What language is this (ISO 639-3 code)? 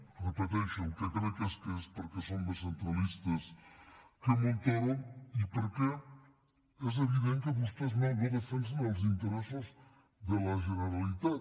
cat